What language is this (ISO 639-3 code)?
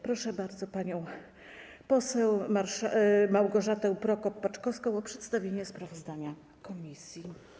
pol